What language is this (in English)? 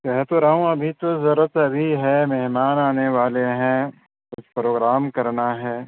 Urdu